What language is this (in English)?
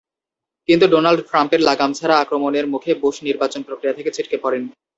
Bangla